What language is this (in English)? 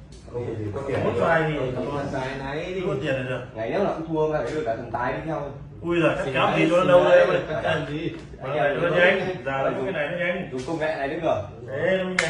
Vietnamese